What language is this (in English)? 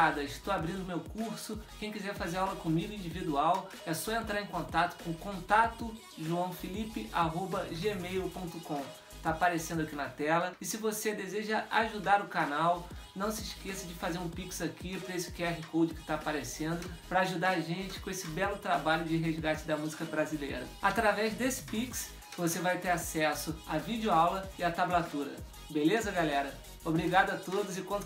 Portuguese